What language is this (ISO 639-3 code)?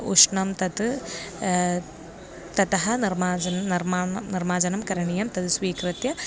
san